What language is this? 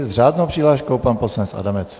Czech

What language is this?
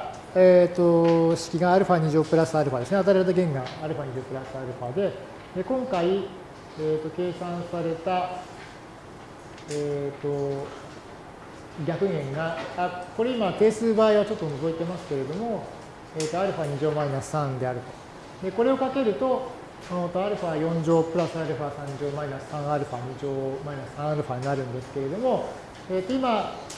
Japanese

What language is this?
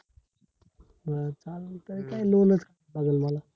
Marathi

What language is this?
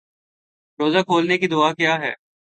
Urdu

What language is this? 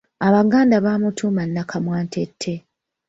Ganda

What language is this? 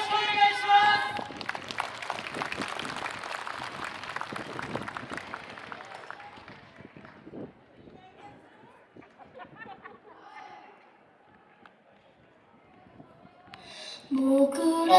Japanese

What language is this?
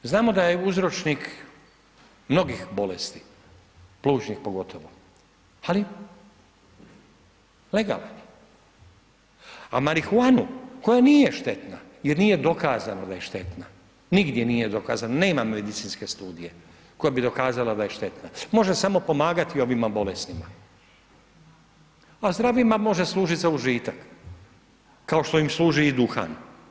Croatian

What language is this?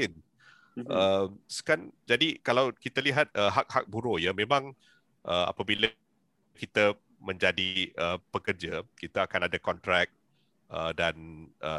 Malay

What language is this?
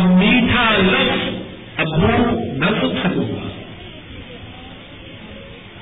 Urdu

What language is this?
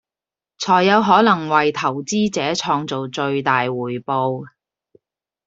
Cantonese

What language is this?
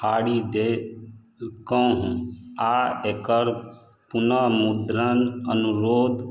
Maithili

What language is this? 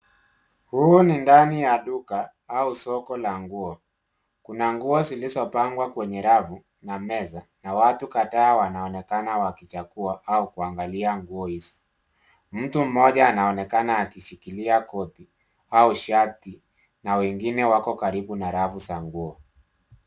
Swahili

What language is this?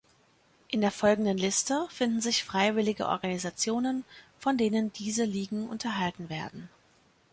German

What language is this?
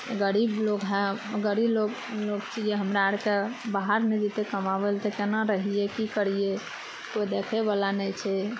Maithili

